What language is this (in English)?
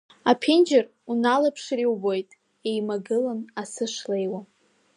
Abkhazian